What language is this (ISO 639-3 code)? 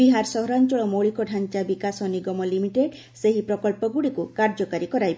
ori